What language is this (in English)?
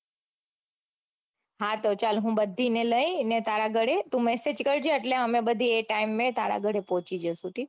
Gujarati